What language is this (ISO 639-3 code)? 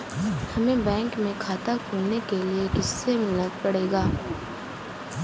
hin